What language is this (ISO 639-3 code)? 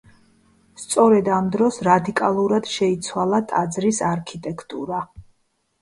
kat